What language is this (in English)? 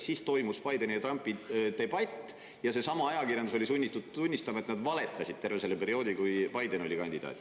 Estonian